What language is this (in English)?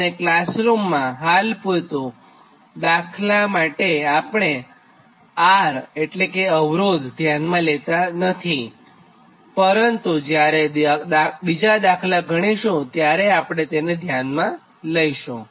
Gujarati